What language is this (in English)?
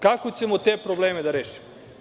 Serbian